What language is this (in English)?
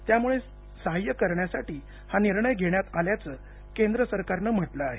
Marathi